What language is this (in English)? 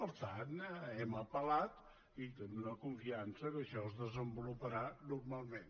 Catalan